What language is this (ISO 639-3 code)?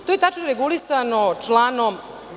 srp